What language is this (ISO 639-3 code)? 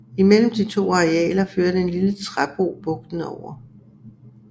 dan